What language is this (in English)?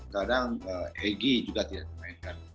Indonesian